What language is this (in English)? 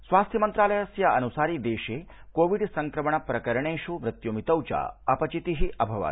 Sanskrit